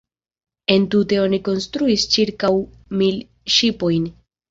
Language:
Esperanto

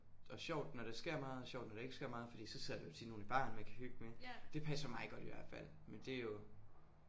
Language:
Danish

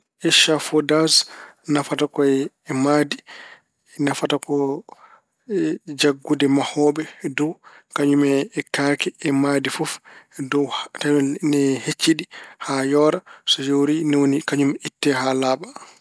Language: Fula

